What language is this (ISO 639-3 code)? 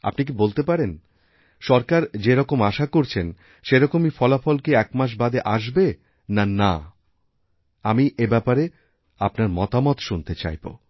ben